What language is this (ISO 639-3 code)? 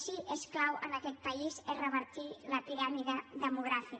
cat